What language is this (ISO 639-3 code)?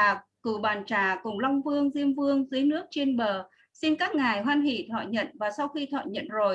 vie